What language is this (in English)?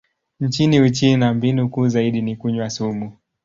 Swahili